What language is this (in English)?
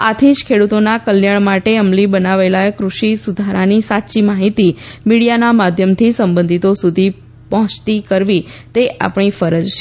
Gujarati